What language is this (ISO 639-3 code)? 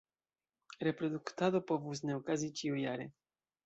epo